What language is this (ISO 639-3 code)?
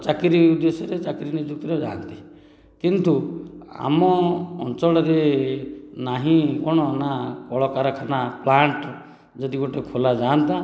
ori